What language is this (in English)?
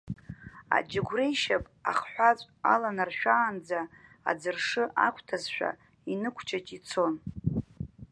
Abkhazian